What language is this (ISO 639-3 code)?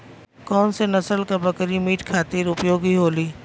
bho